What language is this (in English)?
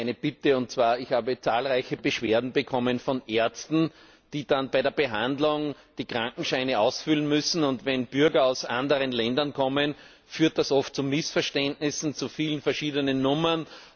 German